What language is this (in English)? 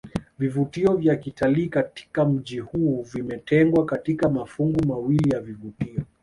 Swahili